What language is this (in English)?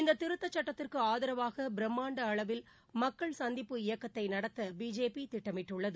Tamil